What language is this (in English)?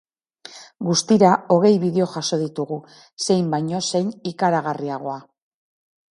Basque